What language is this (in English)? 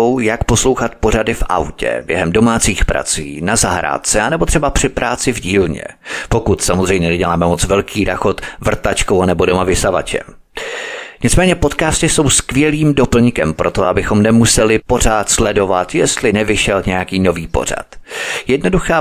Czech